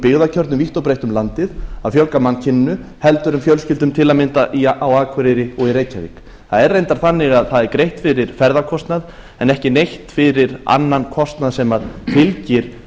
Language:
Icelandic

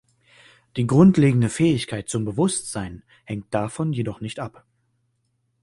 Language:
German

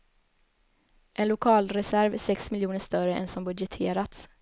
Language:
Swedish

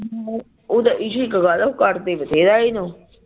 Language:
Punjabi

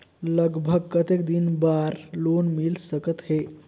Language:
Chhattisgarhi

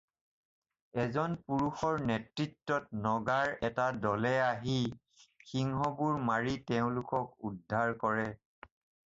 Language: Assamese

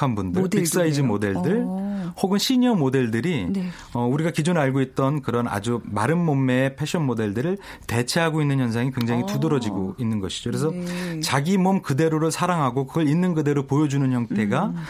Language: Korean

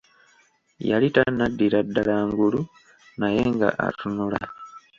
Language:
Ganda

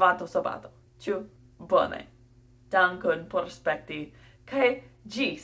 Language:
English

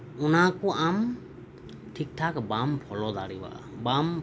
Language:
Santali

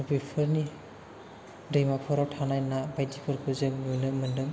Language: Bodo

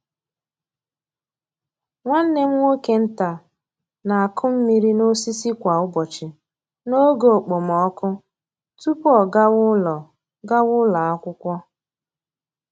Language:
Igbo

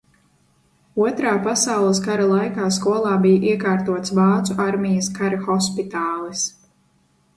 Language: Latvian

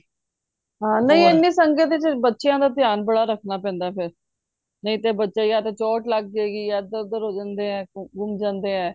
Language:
Punjabi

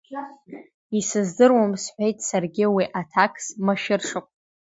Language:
Abkhazian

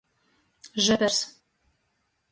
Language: Latgalian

